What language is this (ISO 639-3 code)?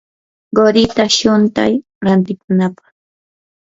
qur